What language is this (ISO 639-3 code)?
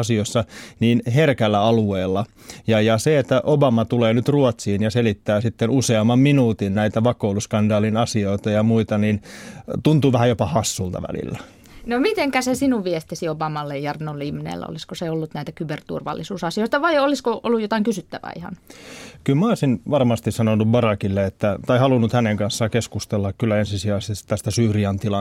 fin